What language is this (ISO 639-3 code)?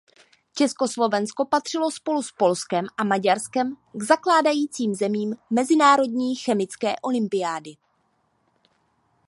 ces